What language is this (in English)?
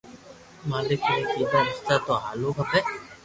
Loarki